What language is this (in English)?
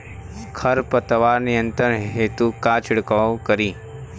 Bhojpuri